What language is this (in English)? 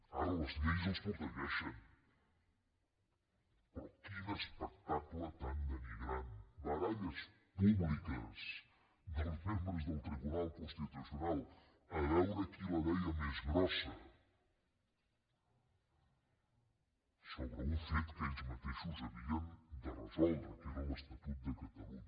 Catalan